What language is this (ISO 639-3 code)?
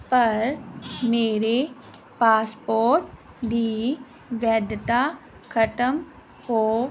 pan